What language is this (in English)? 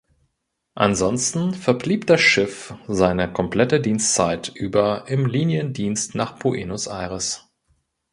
German